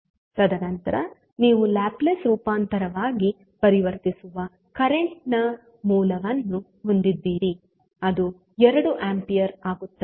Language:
Kannada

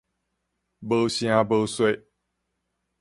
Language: Min Nan Chinese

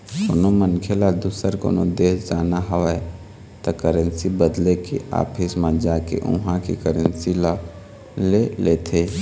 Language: Chhattisgarhi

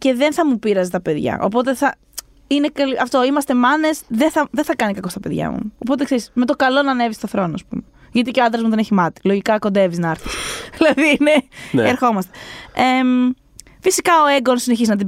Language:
Greek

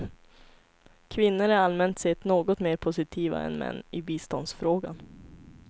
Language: Swedish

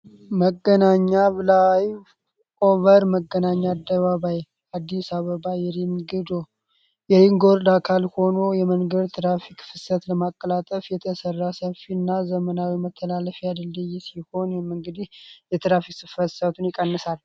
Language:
Amharic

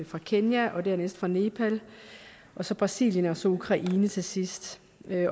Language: Danish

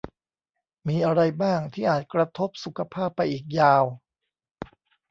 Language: Thai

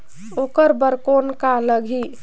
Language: Chhattisgarhi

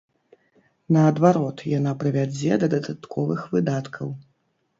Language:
Belarusian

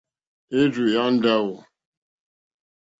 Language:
Mokpwe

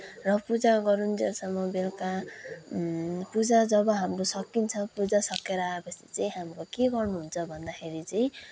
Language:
Nepali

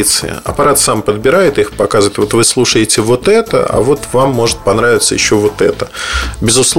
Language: Russian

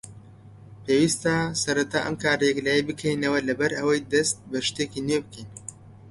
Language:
Central Kurdish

